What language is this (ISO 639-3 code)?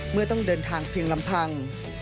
tha